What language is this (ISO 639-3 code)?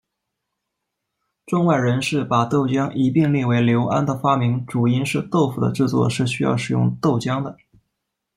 zho